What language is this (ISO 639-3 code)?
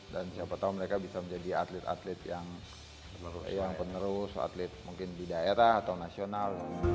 ind